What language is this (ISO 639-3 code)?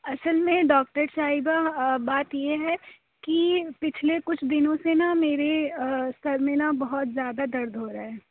urd